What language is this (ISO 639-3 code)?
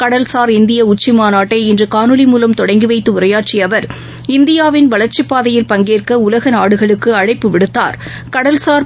tam